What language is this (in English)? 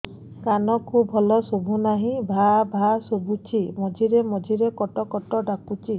Odia